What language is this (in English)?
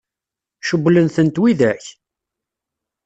Kabyle